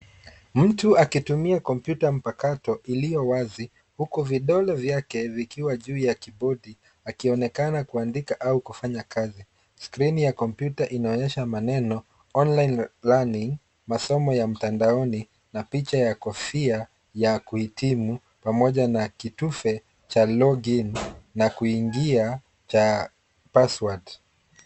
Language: Swahili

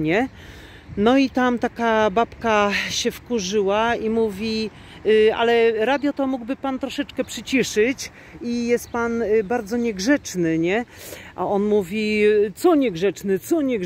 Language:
Polish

